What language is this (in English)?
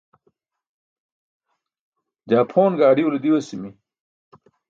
Burushaski